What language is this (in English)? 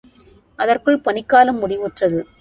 Tamil